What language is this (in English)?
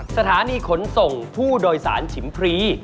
Thai